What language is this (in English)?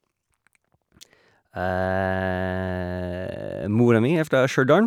Norwegian